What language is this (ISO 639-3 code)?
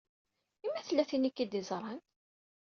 kab